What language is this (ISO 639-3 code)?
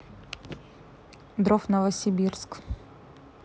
rus